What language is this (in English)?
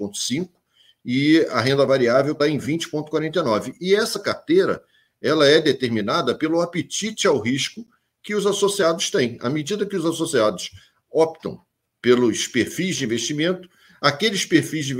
Portuguese